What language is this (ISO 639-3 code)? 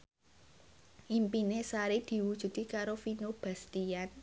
jav